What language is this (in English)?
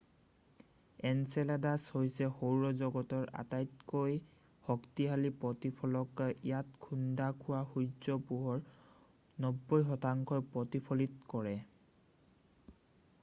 Assamese